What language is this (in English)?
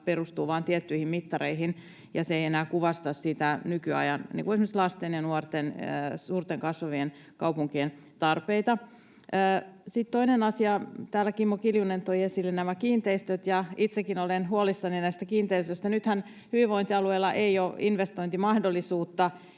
Finnish